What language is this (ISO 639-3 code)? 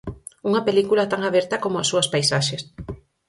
glg